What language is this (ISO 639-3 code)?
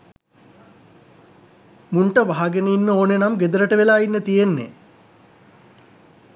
sin